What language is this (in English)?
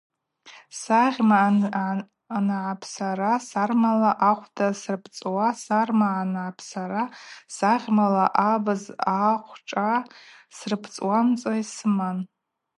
Abaza